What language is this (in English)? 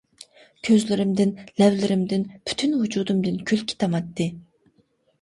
Uyghur